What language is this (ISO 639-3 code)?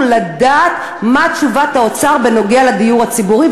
heb